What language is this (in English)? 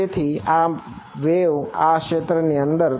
Gujarati